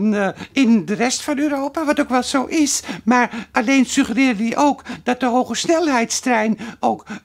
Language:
Dutch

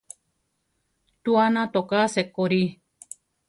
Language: Central Tarahumara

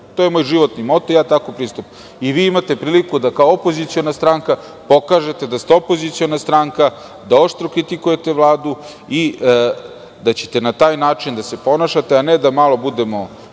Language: Serbian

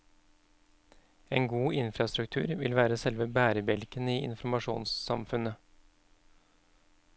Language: Norwegian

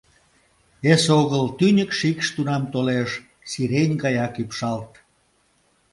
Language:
Mari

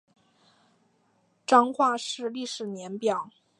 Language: Chinese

